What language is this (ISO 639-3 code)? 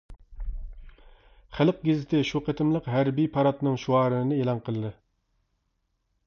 uig